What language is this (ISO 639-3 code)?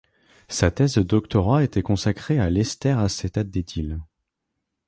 fra